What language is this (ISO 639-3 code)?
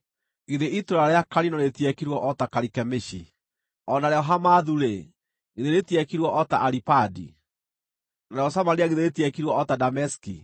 kik